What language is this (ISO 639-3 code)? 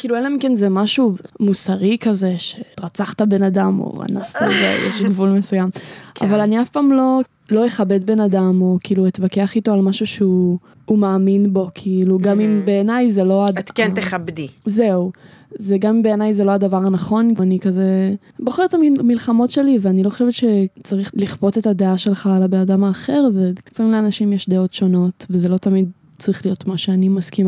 heb